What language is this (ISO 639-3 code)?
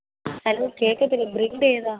mal